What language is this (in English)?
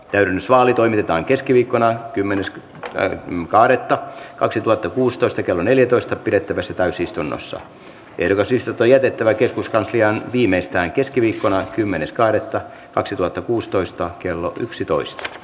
Finnish